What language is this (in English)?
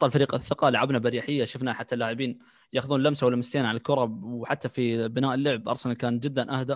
Arabic